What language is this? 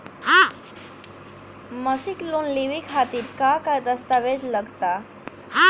Bhojpuri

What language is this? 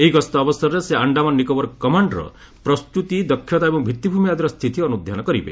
Odia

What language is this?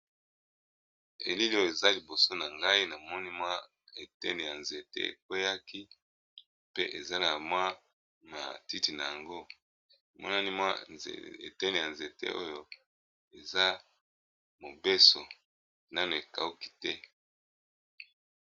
Lingala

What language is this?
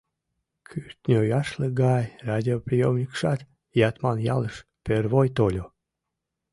Mari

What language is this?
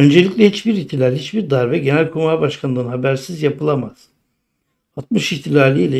Turkish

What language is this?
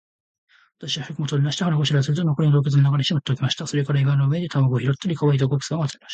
Japanese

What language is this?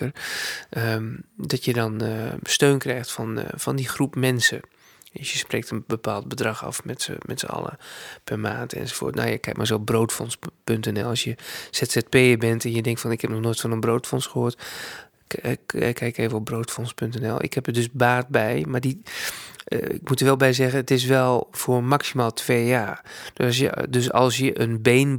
Dutch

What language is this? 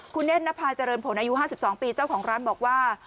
Thai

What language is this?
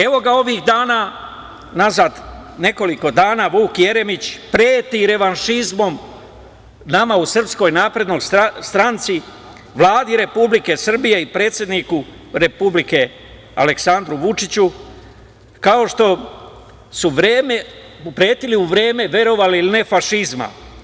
Serbian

